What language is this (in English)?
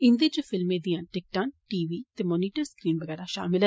Dogri